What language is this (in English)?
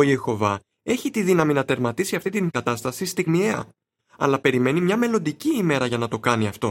Greek